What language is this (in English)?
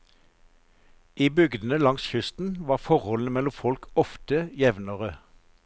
Norwegian